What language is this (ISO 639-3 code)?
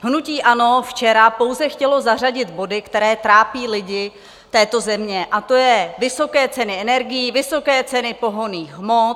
ces